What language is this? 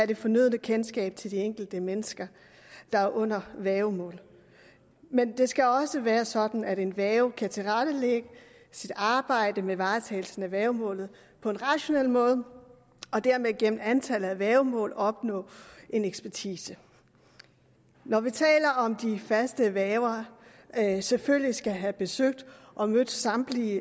Danish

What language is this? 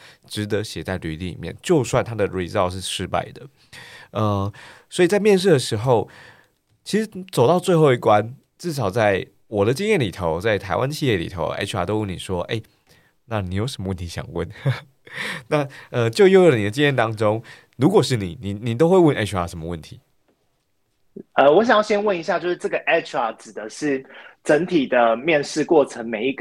Chinese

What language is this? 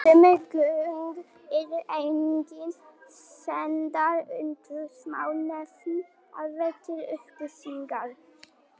Icelandic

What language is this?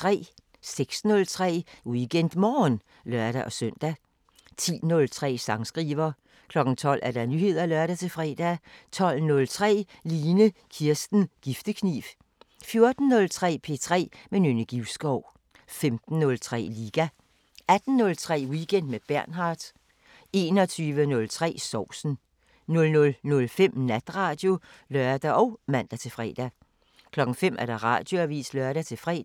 Danish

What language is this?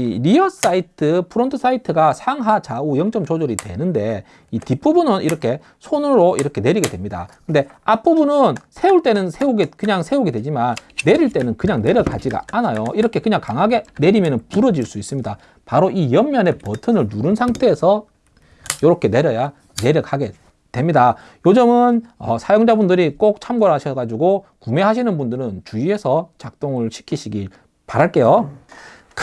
Korean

